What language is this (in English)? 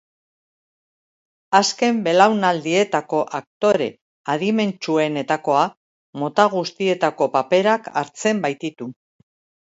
Basque